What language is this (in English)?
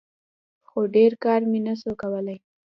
Pashto